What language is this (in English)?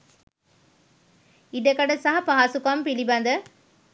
Sinhala